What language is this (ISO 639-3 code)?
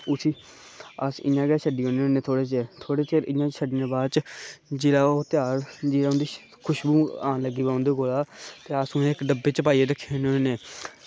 doi